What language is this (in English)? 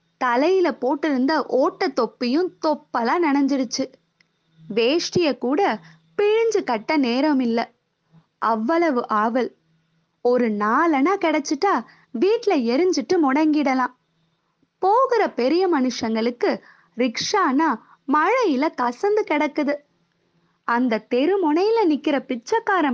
Tamil